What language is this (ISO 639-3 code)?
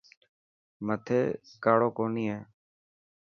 mki